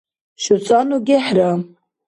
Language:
Dargwa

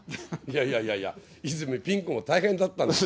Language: Japanese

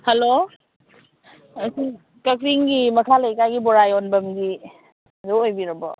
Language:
Manipuri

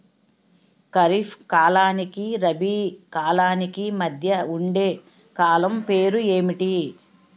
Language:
Telugu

